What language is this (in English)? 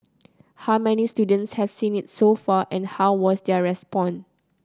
English